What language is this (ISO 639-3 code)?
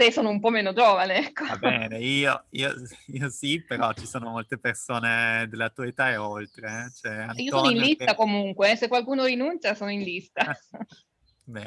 ita